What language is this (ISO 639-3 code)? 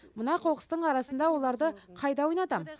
kaz